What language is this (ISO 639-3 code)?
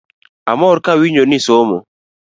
luo